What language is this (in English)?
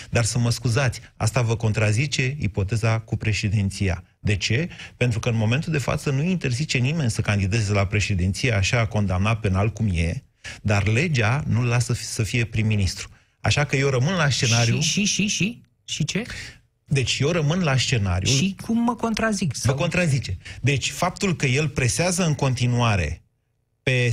Romanian